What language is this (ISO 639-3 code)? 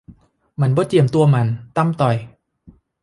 tha